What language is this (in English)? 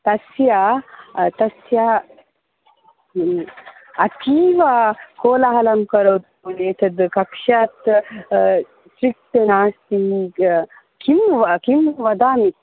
Sanskrit